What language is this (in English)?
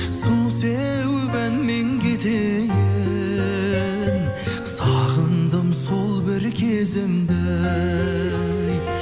Kazakh